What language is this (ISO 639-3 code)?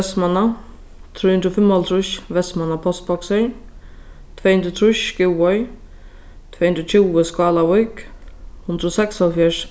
fao